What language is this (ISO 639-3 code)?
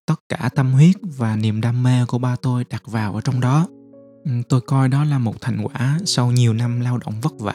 vie